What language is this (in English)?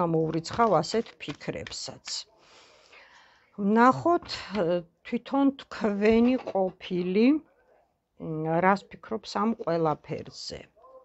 Romanian